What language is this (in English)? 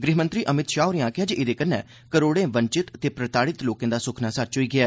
Dogri